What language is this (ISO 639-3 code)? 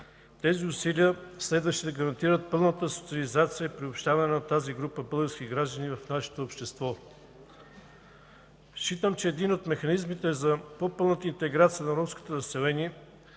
bul